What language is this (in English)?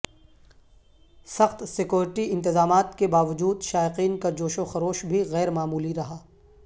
Urdu